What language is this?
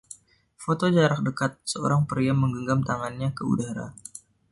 Indonesian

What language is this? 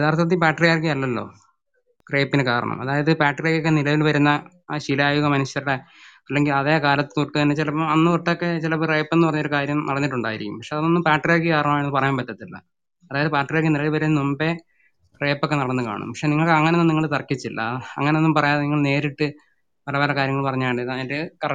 Malayalam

